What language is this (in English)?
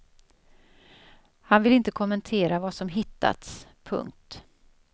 Swedish